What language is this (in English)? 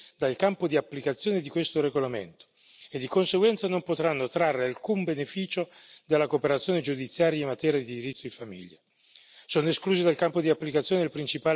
Italian